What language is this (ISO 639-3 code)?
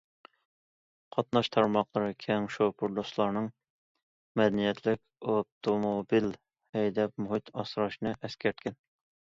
uig